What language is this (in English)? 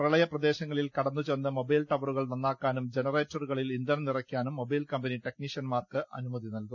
Malayalam